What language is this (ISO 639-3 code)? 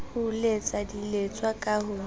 sot